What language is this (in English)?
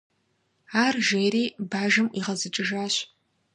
Kabardian